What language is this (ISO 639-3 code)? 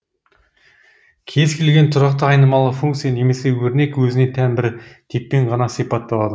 kaz